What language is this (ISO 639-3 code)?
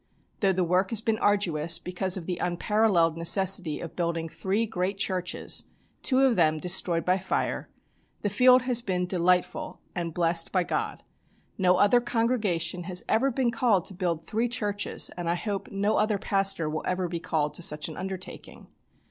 eng